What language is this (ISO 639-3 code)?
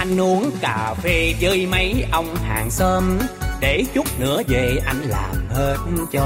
vie